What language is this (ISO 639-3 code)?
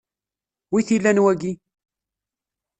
kab